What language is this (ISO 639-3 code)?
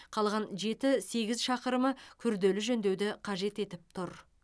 kaz